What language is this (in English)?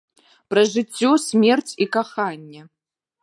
Belarusian